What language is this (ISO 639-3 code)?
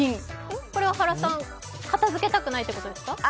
jpn